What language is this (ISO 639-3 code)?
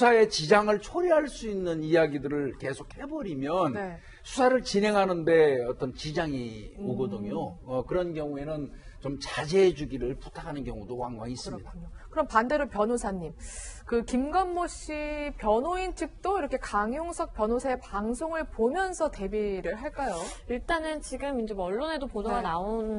kor